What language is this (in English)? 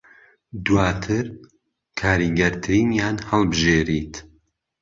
Central Kurdish